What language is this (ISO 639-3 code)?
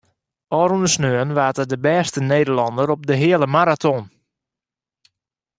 fry